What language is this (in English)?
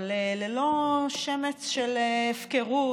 Hebrew